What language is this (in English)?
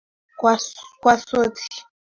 Swahili